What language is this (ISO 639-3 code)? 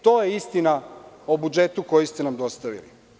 srp